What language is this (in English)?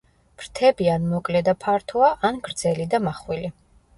Georgian